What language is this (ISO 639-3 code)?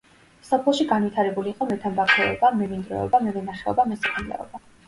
kat